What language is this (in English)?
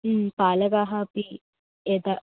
Sanskrit